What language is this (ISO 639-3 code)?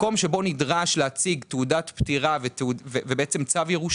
heb